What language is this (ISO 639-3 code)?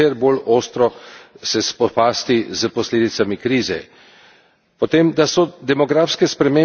slv